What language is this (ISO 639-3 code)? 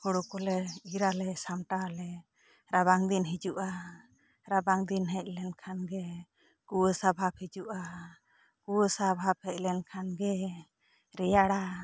sat